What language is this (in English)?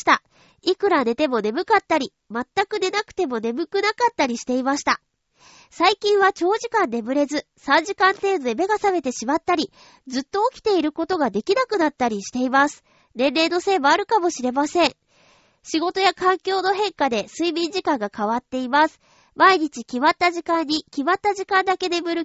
Japanese